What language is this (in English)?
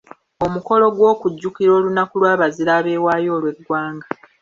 Ganda